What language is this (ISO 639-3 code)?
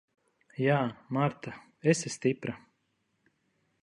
lav